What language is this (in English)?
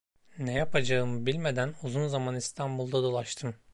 Turkish